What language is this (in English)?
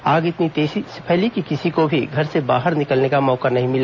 Hindi